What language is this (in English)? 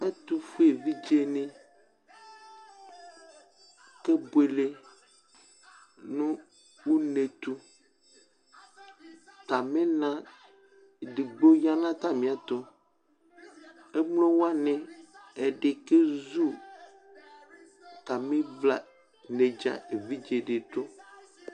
Ikposo